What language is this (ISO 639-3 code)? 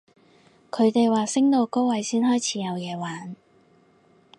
yue